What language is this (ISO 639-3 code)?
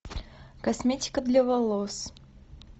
rus